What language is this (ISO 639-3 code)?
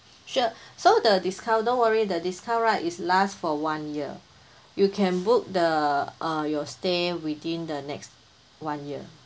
eng